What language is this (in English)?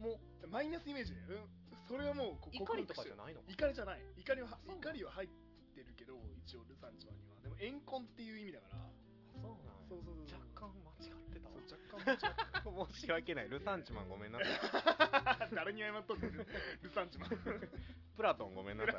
Japanese